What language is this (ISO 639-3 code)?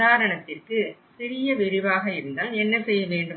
tam